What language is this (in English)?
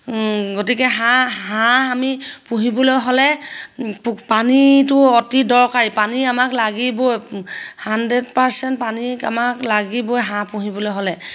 Assamese